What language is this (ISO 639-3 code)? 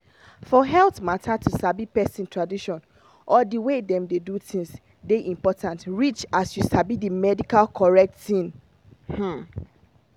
pcm